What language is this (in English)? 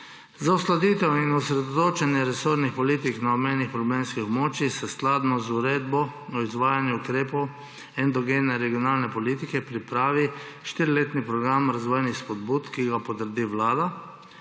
Slovenian